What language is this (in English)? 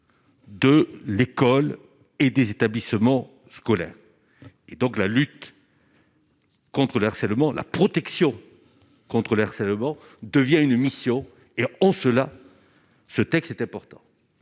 French